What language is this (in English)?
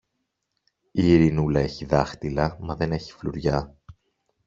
Greek